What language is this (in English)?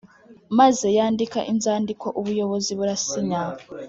Kinyarwanda